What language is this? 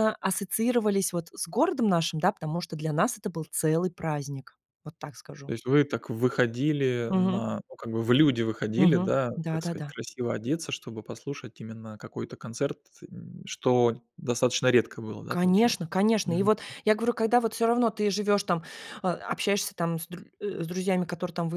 Russian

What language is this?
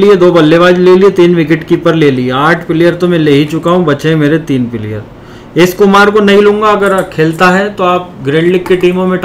Hindi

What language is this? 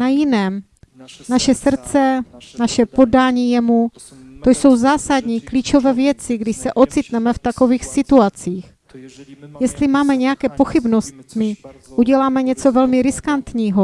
Czech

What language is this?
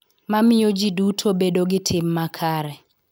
Luo (Kenya and Tanzania)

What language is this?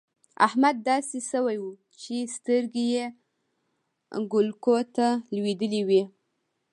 Pashto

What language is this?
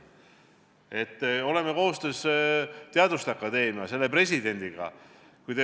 Estonian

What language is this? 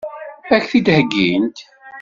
Kabyle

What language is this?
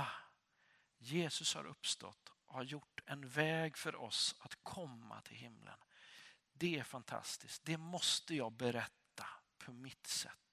Swedish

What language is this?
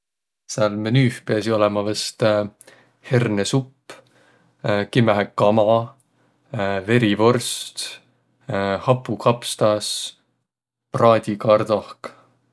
Võro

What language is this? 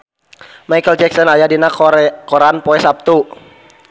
Sundanese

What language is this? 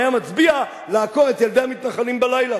Hebrew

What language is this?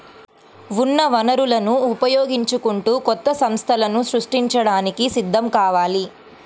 Telugu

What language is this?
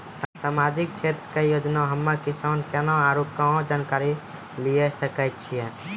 Maithili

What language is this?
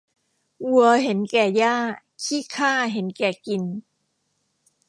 Thai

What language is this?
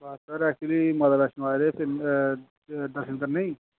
Dogri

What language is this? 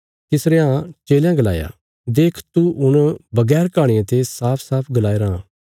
Bilaspuri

